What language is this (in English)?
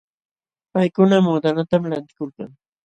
Jauja Wanca Quechua